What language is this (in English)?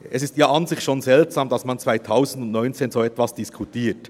Swiss German